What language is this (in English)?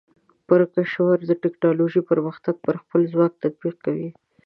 Pashto